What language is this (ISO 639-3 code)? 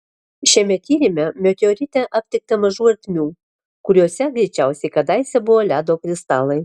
lit